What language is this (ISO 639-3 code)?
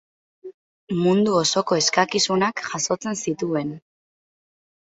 eus